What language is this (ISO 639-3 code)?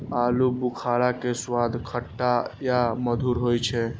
mai